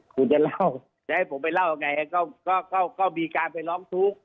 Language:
Thai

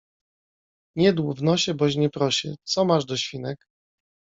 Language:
Polish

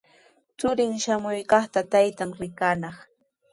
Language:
Sihuas Ancash Quechua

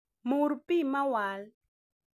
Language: Luo (Kenya and Tanzania)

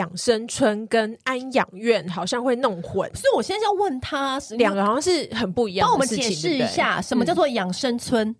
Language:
Chinese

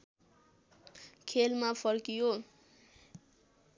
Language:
Nepali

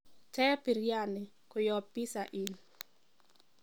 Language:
Kalenjin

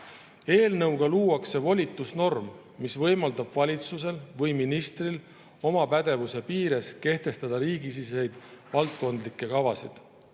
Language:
Estonian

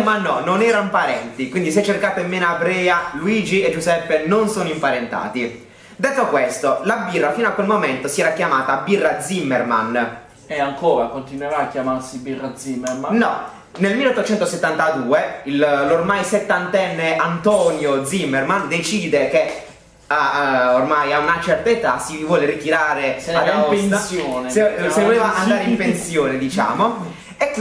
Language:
Italian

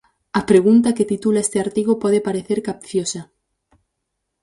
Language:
Galician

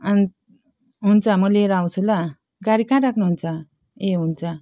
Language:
Nepali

